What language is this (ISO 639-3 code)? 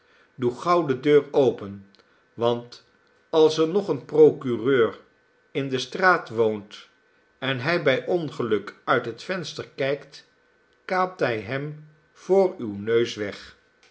nld